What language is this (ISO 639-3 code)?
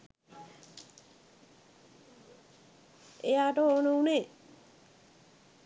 sin